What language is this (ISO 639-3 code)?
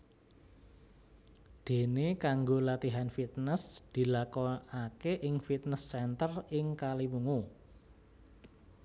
jav